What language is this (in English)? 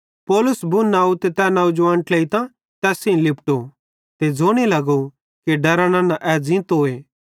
Bhadrawahi